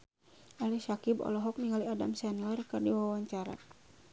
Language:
Sundanese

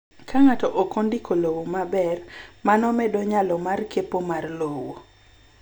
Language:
Luo (Kenya and Tanzania)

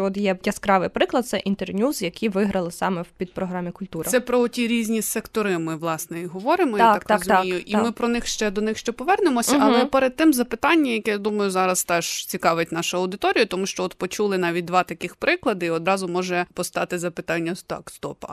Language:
Ukrainian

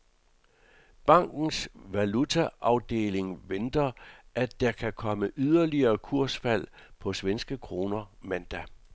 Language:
Danish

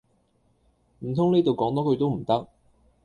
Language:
Cantonese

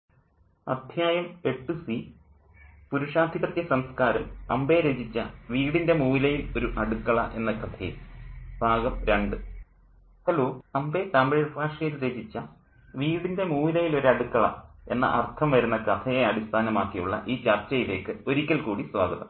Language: Malayalam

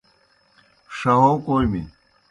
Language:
Kohistani Shina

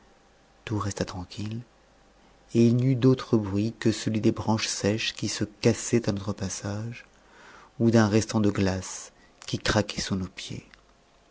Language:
French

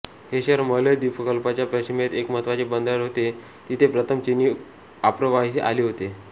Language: Marathi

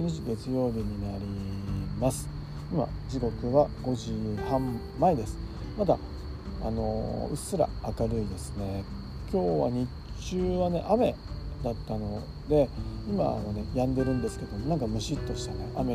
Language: Japanese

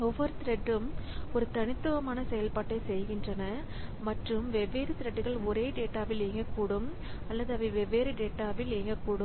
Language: Tamil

